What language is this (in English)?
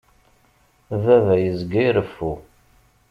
Kabyle